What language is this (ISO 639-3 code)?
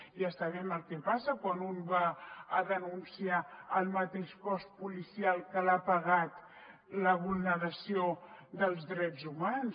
cat